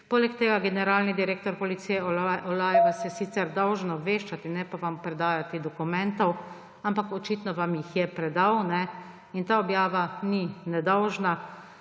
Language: Slovenian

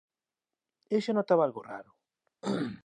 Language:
Galician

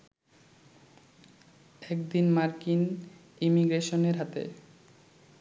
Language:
Bangla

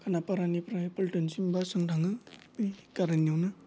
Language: Bodo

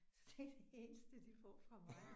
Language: Danish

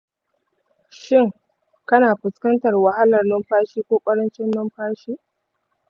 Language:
Hausa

